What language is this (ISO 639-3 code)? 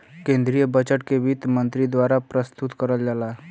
bho